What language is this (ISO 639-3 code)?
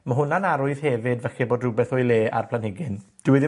cym